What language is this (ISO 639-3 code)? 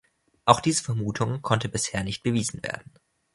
deu